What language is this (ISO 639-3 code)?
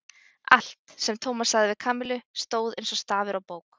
isl